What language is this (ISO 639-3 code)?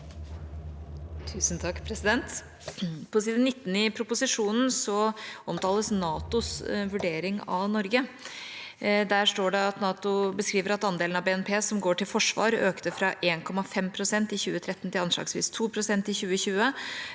nor